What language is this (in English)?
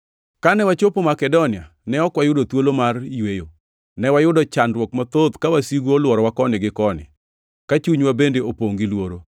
Luo (Kenya and Tanzania)